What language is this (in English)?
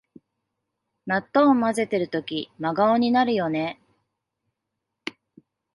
Japanese